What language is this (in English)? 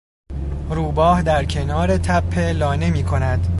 Persian